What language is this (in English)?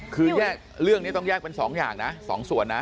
Thai